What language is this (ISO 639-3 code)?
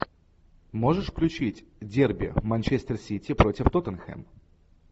rus